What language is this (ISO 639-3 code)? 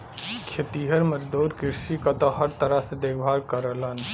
bho